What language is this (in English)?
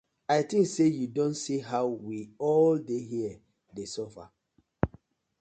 Nigerian Pidgin